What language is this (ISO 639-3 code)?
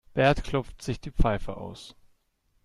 deu